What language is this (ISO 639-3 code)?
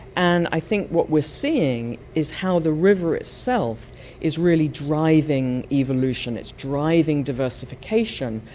eng